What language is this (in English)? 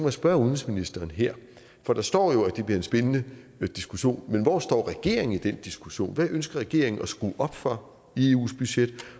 Danish